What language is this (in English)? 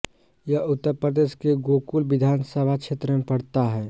Hindi